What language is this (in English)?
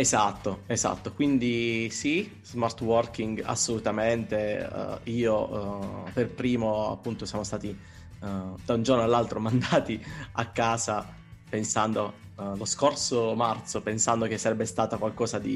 Italian